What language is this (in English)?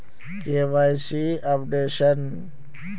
Magahi